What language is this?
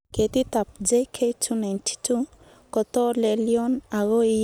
Kalenjin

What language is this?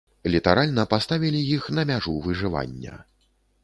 Belarusian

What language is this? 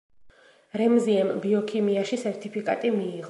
Georgian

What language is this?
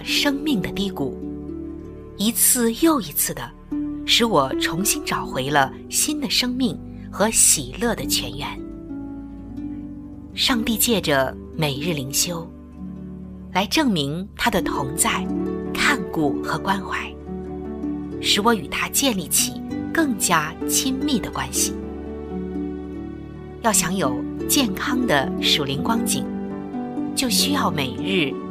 Chinese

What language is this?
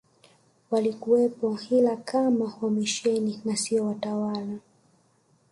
Swahili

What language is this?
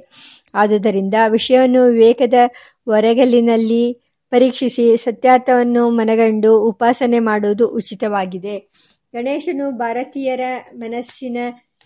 Kannada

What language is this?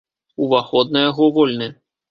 Belarusian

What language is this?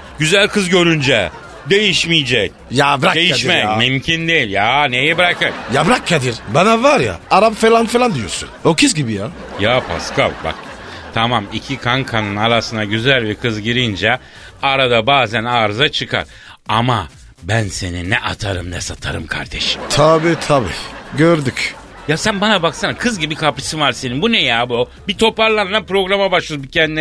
Turkish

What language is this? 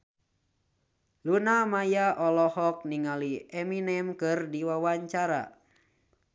Sundanese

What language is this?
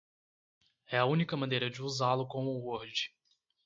Portuguese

